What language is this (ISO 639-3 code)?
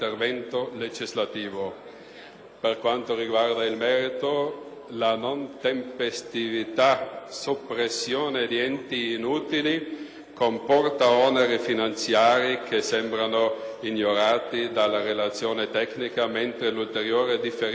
ita